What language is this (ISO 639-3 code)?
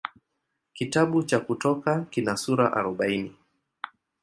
swa